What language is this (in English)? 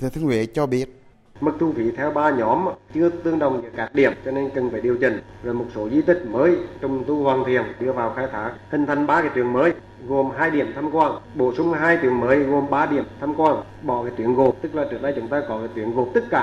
Vietnamese